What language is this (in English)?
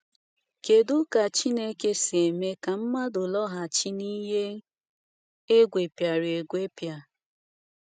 Igbo